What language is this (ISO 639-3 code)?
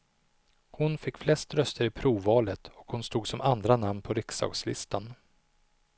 swe